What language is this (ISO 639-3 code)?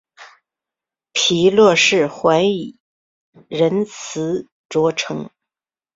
zho